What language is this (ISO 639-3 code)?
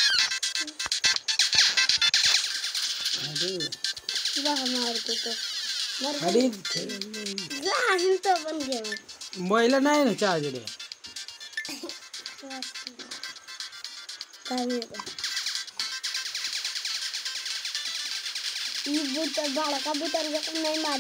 ara